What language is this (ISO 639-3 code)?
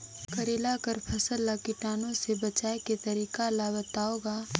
hne